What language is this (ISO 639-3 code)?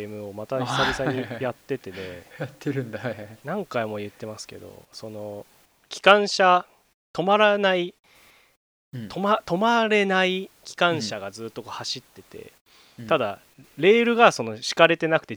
jpn